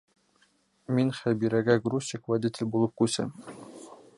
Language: Bashkir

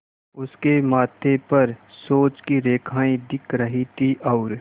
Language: Hindi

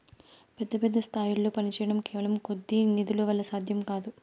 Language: Telugu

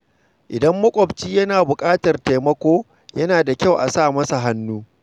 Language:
Hausa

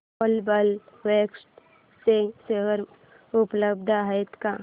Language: Marathi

